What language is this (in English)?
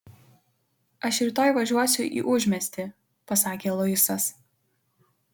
Lithuanian